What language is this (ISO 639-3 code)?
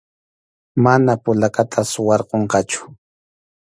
qxu